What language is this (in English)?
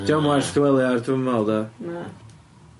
Welsh